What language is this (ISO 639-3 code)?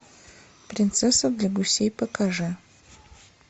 rus